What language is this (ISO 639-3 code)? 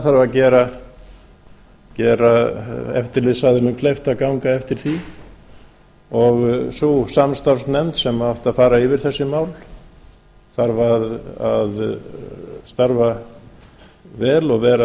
isl